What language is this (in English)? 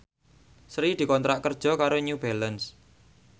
Javanese